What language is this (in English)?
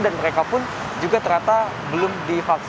Indonesian